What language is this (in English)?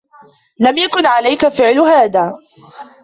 Arabic